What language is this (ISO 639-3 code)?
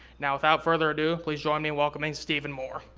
eng